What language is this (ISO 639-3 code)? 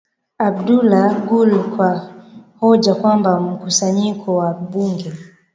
swa